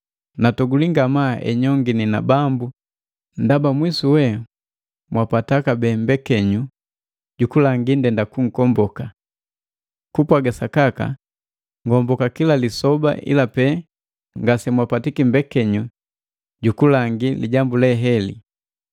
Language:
Matengo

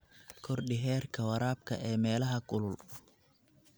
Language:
Somali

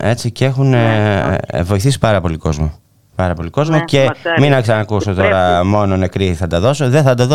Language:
Greek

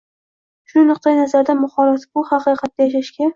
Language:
Uzbek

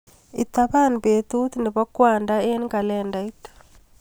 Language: Kalenjin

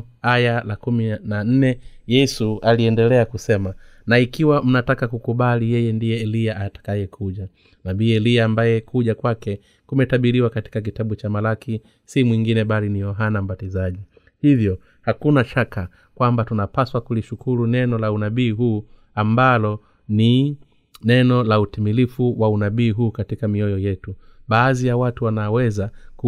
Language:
Swahili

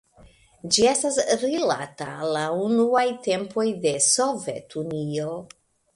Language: Esperanto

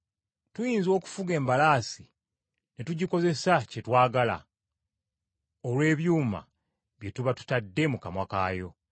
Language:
Ganda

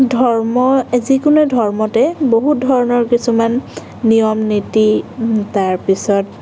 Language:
Assamese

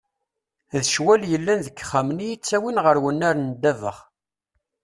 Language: Kabyle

